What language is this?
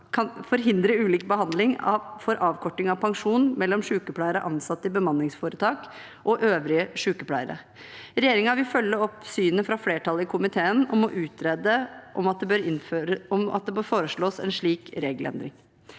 Norwegian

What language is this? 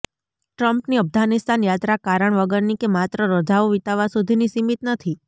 Gujarati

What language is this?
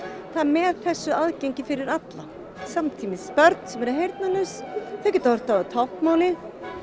Icelandic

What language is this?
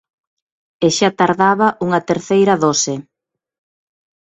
Galician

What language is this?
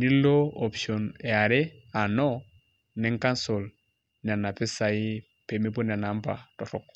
Masai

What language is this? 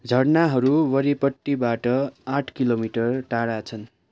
Nepali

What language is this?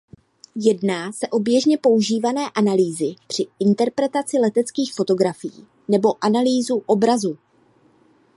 Czech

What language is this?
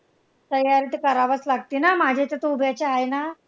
Marathi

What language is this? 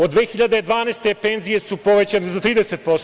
Serbian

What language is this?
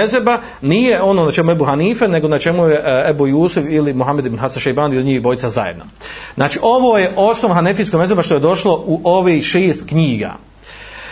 Croatian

